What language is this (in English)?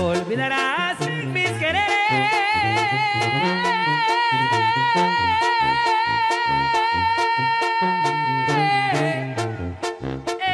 Spanish